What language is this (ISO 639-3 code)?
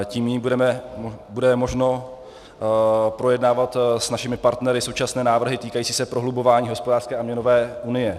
ces